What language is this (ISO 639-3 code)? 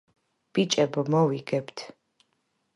kat